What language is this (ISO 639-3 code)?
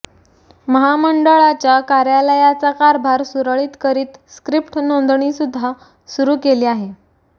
mar